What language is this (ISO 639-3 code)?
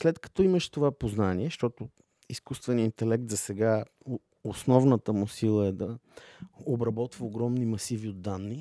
bul